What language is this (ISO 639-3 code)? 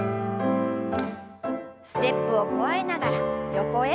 jpn